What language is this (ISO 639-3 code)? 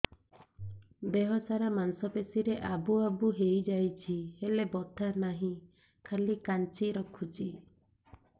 ori